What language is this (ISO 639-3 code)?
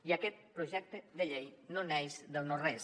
cat